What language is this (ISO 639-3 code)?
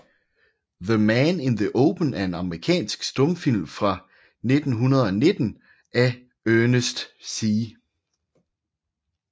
dan